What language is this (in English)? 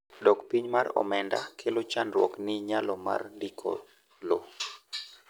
Luo (Kenya and Tanzania)